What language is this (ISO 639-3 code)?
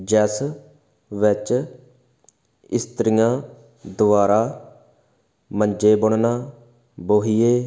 pan